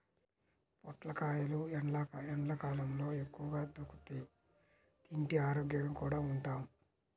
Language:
Telugu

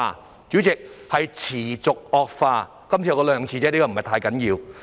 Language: Cantonese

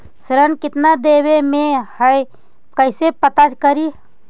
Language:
Magahi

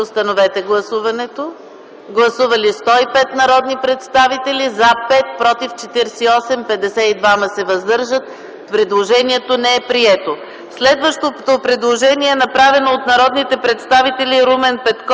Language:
Bulgarian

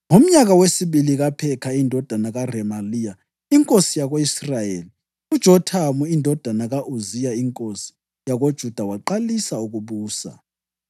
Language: North Ndebele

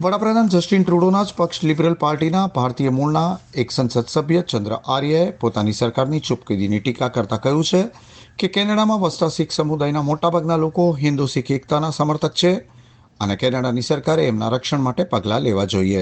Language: Gujarati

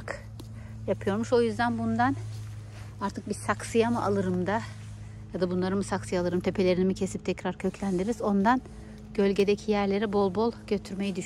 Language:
Turkish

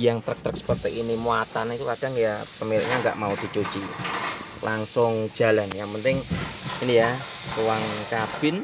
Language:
Indonesian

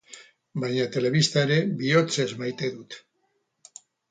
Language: Basque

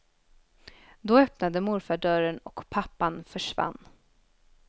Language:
Swedish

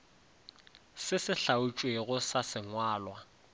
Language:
Northern Sotho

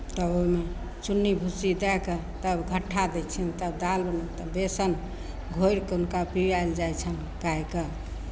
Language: Maithili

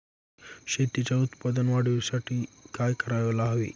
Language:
Marathi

